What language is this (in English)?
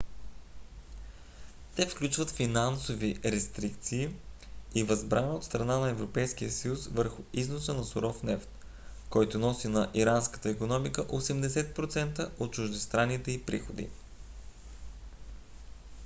Bulgarian